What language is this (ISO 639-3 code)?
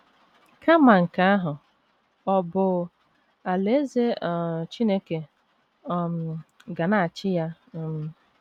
ibo